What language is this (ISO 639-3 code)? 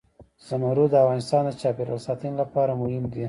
pus